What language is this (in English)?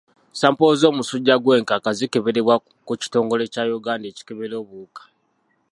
Ganda